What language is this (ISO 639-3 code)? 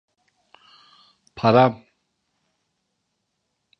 tur